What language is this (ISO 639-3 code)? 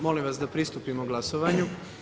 hrv